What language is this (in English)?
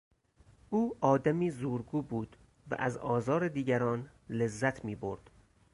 Persian